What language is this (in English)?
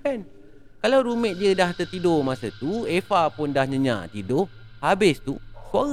Malay